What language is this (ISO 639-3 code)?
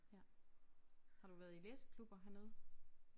dan